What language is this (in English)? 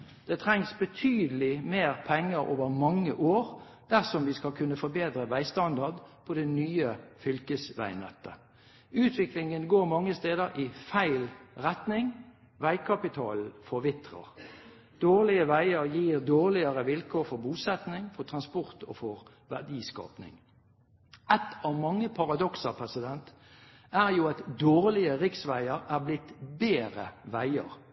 Norwegian Bokmål